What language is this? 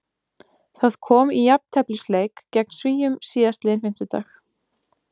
Icelandic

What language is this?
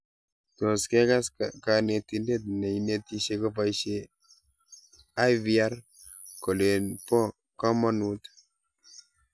Kalenjin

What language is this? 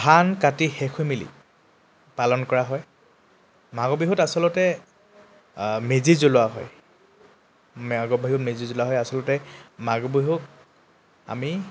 Assamese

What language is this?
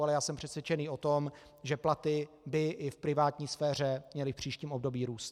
Czech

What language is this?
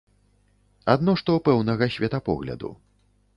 Belarusian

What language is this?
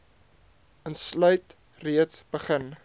Afrikaans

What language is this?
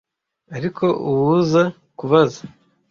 Kinyarwanda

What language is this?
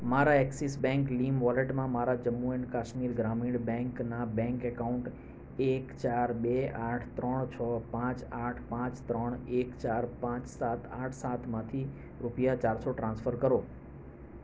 Gujarati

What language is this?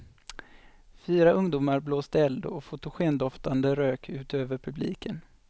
Swedish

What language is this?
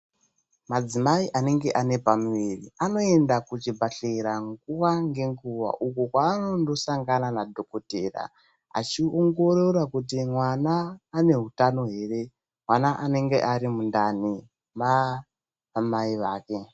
Ndau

